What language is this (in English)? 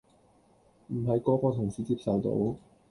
Cantonese